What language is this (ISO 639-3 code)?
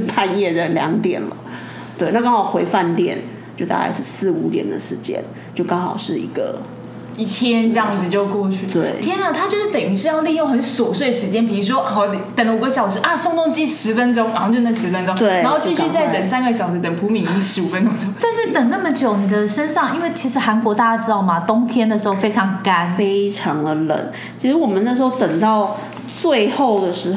zho